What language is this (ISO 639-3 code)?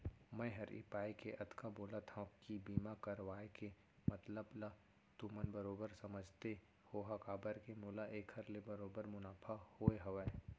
hne